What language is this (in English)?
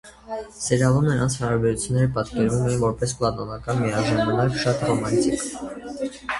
Armenian